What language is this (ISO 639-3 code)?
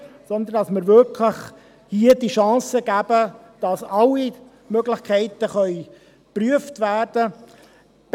gsw